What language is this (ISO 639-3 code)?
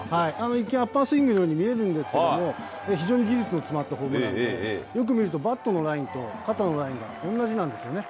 jpn